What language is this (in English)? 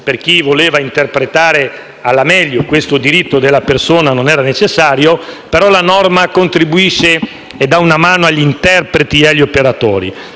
Italian